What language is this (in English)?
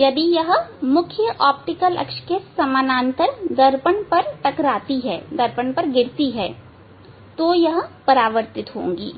Hindi